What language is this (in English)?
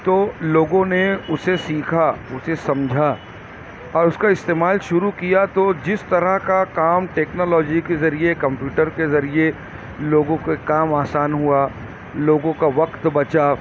Urdu